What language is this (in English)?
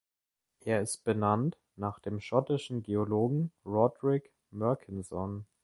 German